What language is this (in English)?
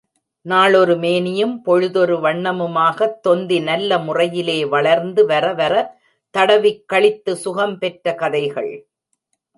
Tamil